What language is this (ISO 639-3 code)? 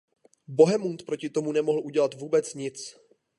ces